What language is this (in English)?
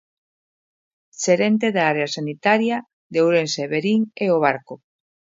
Galician